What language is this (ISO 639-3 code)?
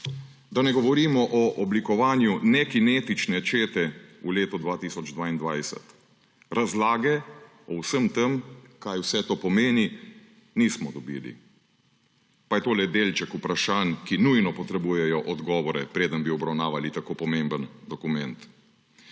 slv